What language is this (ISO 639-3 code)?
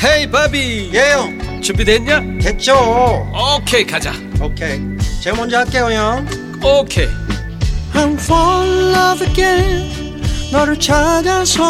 kor